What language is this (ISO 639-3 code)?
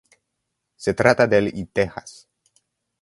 spa